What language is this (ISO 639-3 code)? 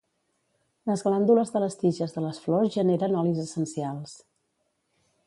cat